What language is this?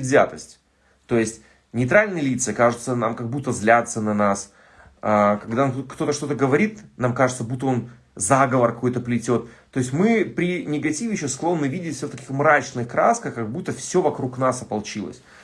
Russian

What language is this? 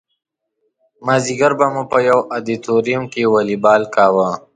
Pashto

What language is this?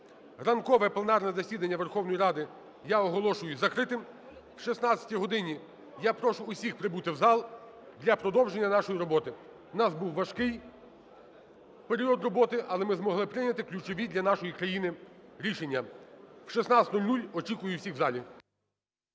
Ukrainian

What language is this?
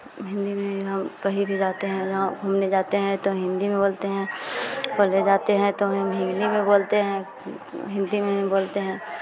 Hindi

